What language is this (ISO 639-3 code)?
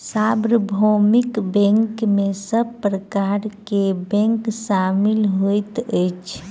mai